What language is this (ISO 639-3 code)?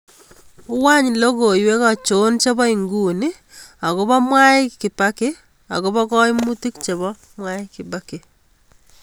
kln